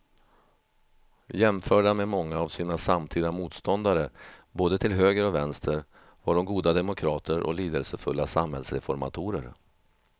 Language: Swedish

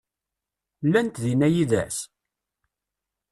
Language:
Kabyle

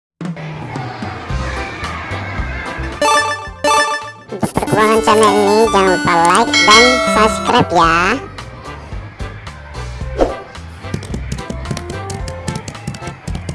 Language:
Indonesian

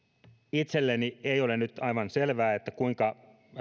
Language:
Finnish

